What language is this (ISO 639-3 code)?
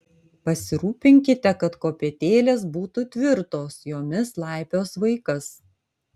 lit